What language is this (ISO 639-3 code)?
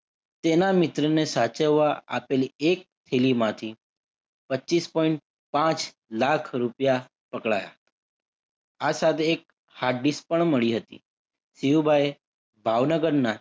guj